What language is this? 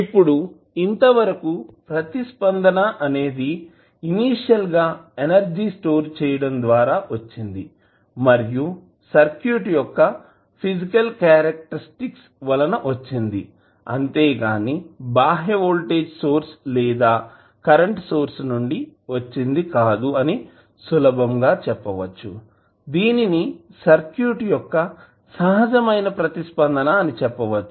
Telugu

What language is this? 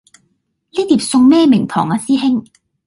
Cantonese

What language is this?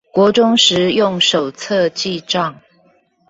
Chinese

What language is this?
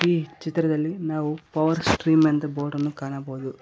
Kannada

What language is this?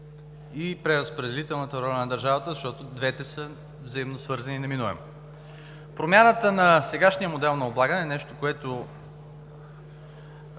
Bulgarian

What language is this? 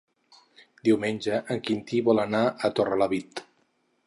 Catalan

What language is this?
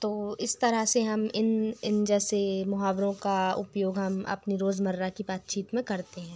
Hindi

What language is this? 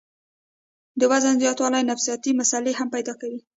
Pashto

